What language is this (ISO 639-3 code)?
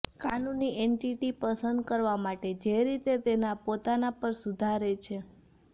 guj